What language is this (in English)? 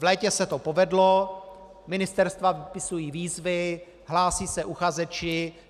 Czech